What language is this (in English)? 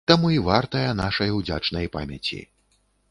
Belarusian